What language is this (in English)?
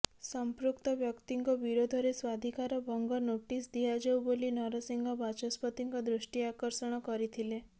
Odia